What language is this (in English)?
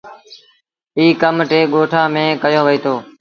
Sindhi Bhil